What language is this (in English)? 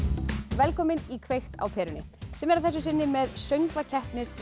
Icelandic